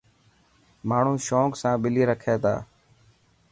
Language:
Dhatki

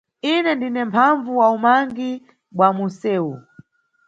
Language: Nyungwe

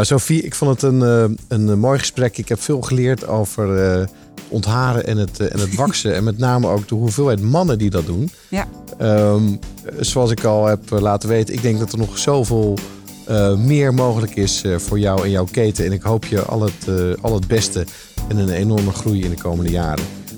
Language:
Dutch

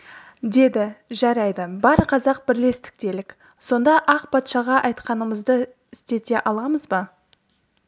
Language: Kazakh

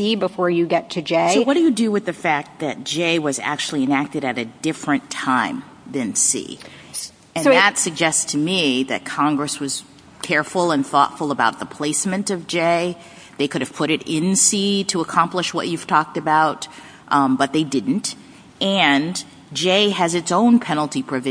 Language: English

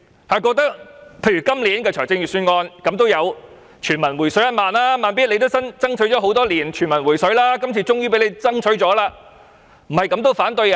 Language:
Cantonese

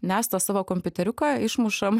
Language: Lithuanian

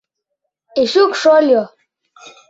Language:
Mari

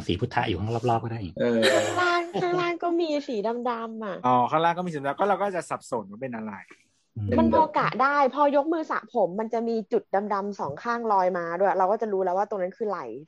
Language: Thai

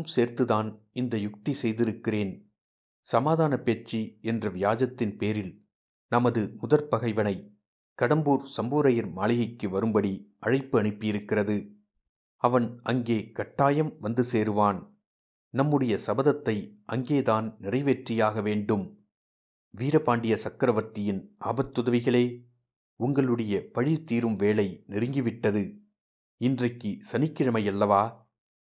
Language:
Tamil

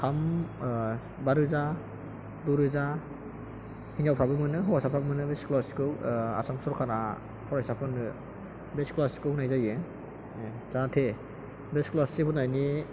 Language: Bodo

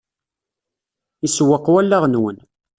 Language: Kabyle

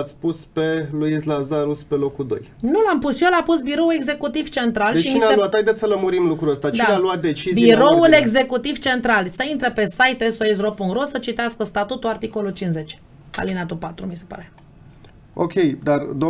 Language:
Romanian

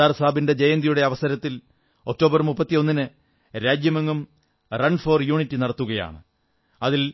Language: Malayalam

